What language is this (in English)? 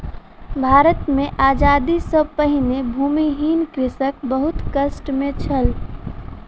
Maithili